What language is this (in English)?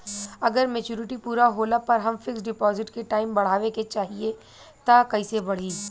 Bhojpuri